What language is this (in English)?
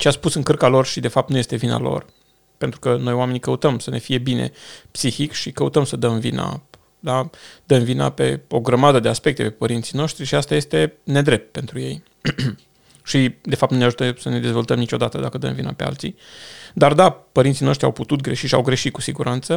Romanian